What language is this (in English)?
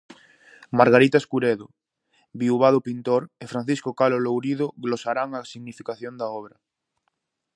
Galician